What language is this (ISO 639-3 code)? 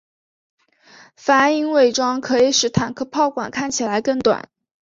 zho